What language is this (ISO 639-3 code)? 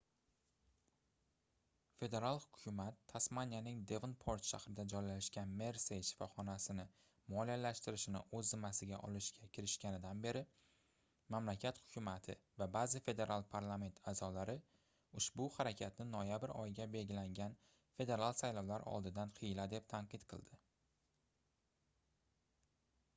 uzb